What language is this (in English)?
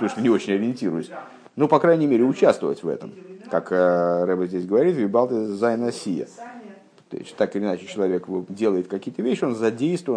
Russian